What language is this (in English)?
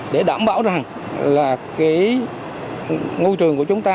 Vietnamese